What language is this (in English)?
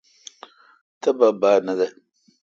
Kalkoti